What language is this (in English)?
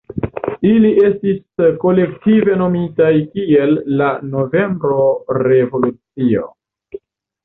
Esperanto